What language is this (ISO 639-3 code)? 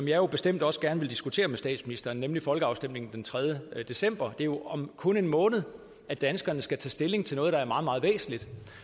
dan